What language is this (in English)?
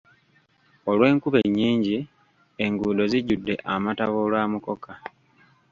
Ganda